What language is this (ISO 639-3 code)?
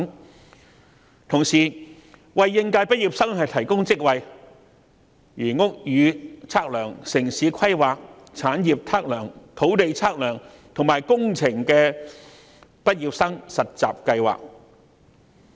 yue